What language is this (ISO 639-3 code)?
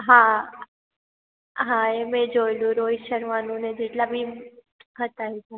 guj